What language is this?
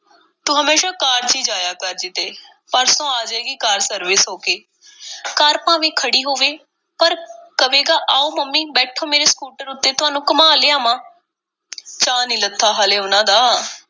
Punjabi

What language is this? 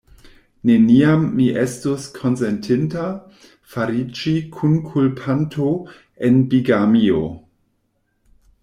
Esperanto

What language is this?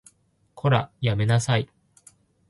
Japanese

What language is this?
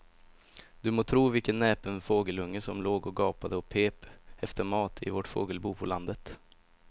Swedish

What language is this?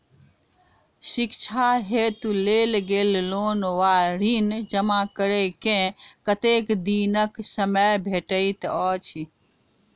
Maithili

